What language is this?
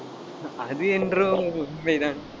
Tamil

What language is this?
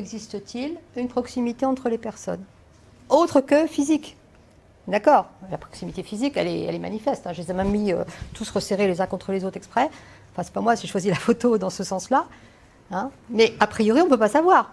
French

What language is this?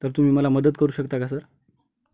Marathi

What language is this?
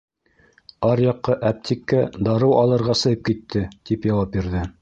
Bashkir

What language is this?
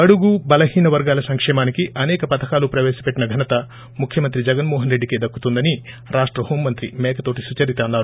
Telugu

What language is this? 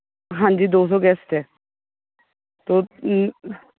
Punjabi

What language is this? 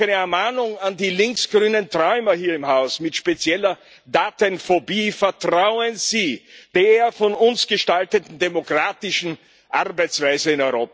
German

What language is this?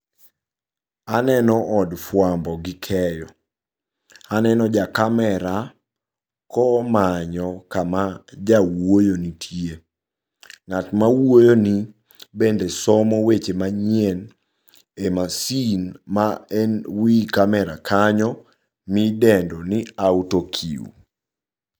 Luo (Kenya and Tanzania)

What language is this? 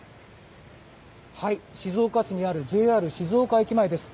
Japanese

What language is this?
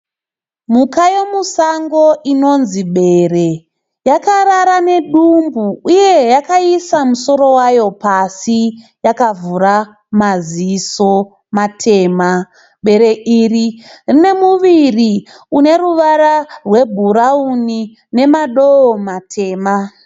Shona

